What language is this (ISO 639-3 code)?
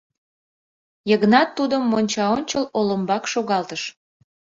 chm